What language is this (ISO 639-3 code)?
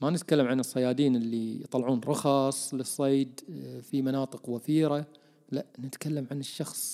ara